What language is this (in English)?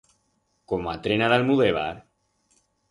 Aragonese